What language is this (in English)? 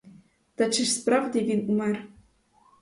Ukrainian